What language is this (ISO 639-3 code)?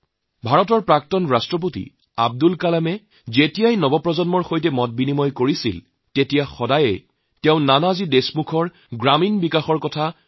asm